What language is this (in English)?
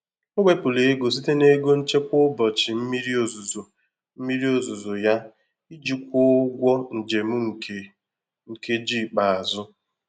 Igbo